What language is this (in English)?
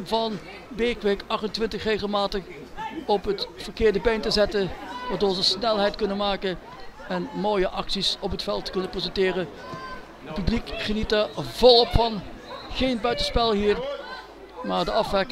Dutch